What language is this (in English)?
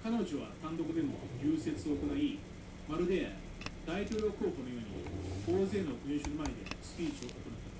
Japanese